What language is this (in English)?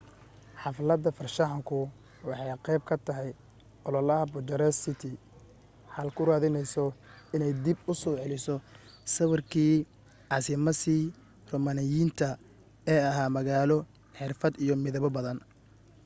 Somali